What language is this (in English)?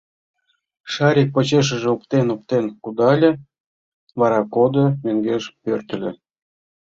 Mari